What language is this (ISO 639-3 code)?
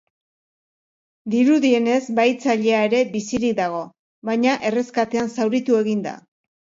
eus